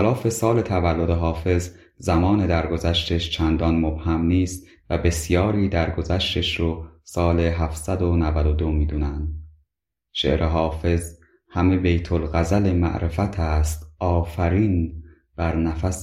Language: Persian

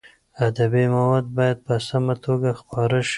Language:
Pashto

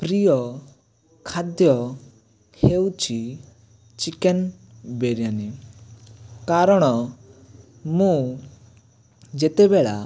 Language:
Odia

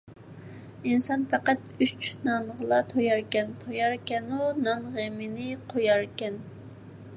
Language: Uyghur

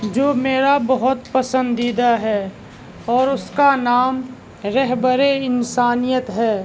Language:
Urdu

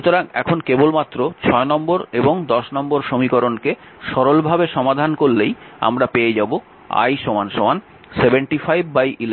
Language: Bangla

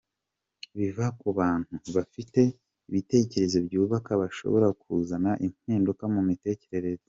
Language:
Kinyarwanda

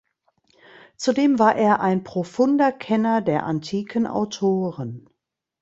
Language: German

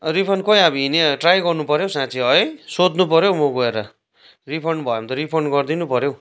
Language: Nepali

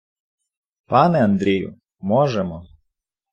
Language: Ukrainian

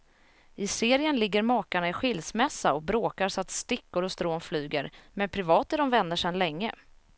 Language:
Swedish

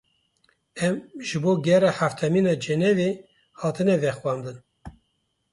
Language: Kurdish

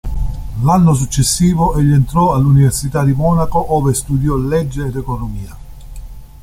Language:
Italian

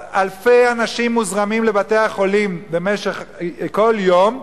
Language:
Hebrew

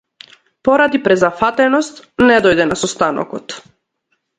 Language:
Macedonian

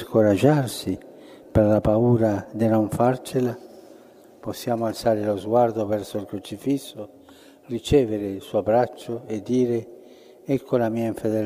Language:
Italian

